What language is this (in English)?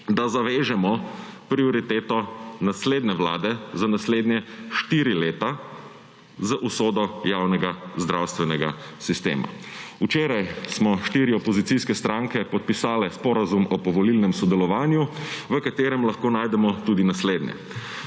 Slovenian